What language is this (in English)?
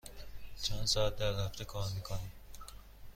Persian